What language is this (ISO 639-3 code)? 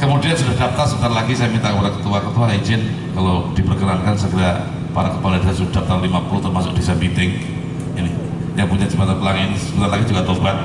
ind